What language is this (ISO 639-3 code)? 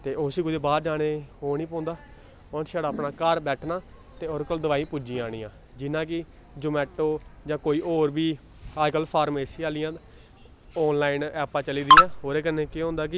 doi